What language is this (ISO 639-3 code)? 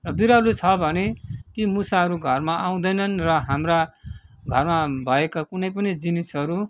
nep